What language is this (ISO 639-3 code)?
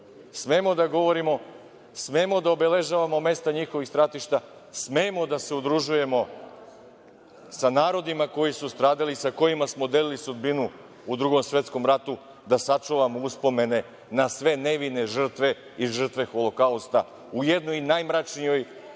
srp